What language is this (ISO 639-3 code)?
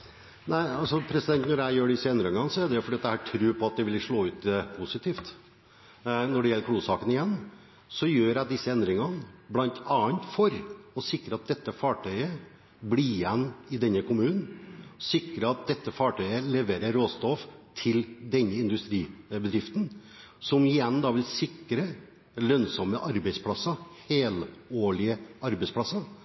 nob